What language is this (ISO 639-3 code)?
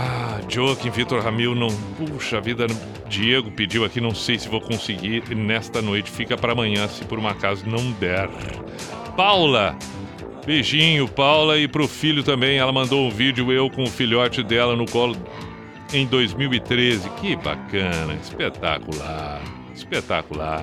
por